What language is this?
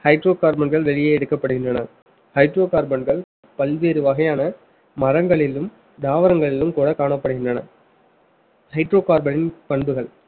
Tamil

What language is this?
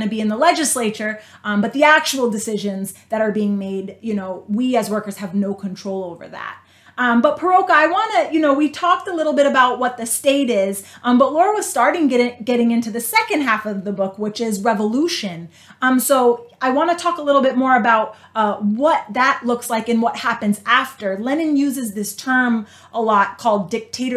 English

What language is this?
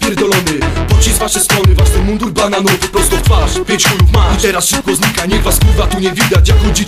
Thai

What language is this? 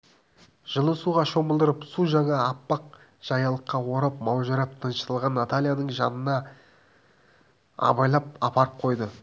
Kazakh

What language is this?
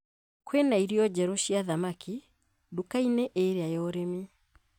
Kikuyu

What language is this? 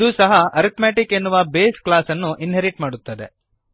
Kannada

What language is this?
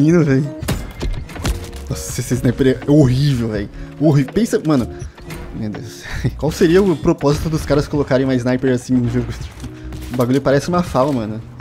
Portuguese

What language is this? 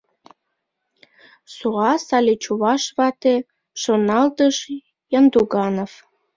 Mari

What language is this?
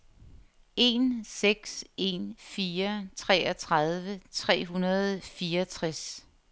Danish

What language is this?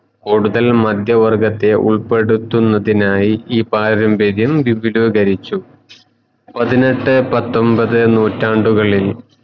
Malayalam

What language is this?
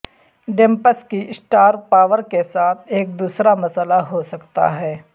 Urdu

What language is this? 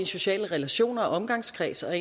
Danish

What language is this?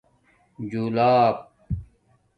Domaaki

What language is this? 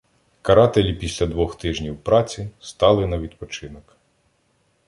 Ukrainian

